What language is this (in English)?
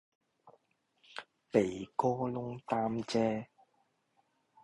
Cantonese